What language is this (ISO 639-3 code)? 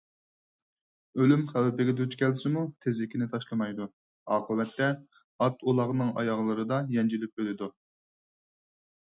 uig